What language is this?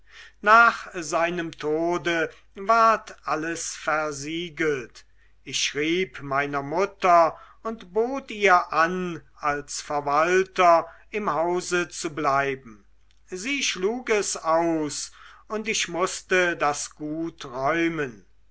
German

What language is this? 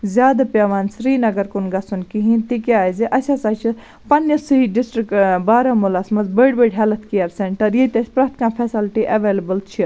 Kashmiri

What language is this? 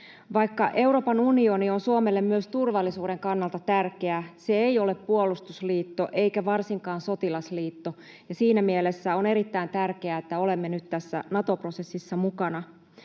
Finnish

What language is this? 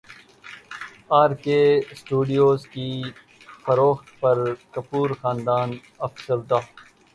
Urdu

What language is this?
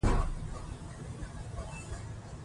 Pashto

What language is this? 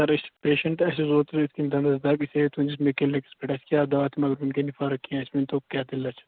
Kashmiri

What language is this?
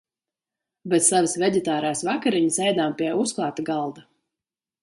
Latvian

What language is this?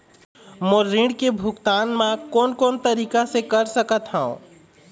Chhattisgarhi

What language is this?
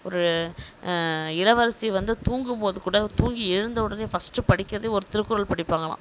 Tamil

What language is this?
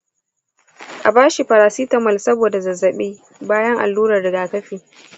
Hausa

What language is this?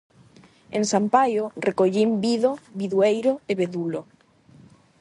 Galician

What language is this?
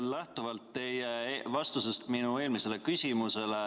Estonian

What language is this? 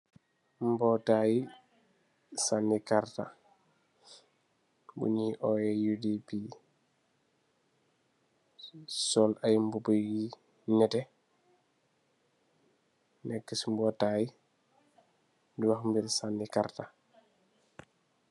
Wolof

